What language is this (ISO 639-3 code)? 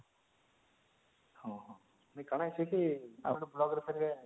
ori